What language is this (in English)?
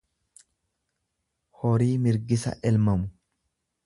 Oromo